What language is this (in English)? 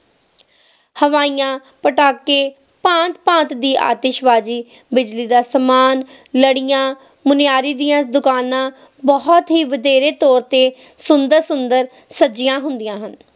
Punjabi